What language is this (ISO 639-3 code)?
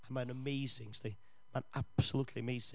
cym